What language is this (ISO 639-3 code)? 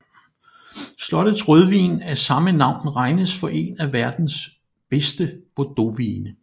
dan